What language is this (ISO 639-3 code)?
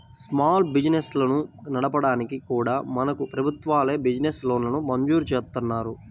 tel